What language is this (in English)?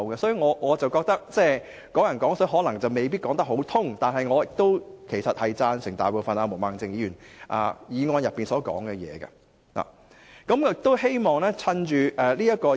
Cantonese